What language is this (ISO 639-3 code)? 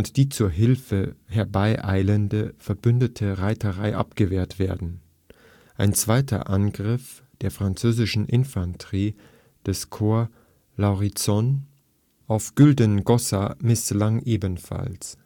deu